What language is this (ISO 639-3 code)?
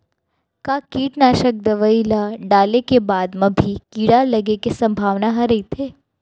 hne